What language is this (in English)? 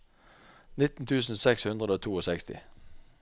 Norwegian